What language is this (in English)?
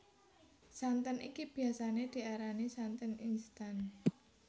Javanese